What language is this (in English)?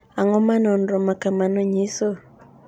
Luo (Kenya and Tanzania)